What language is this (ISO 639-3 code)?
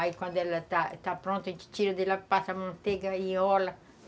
por